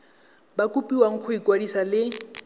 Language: Tswana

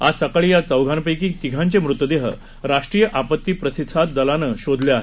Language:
Marathi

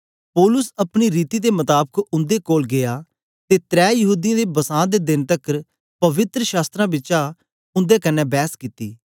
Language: Dogri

